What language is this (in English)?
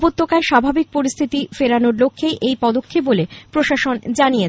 Bangla